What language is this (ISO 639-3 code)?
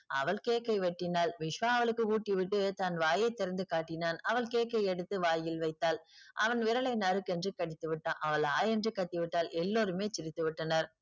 tam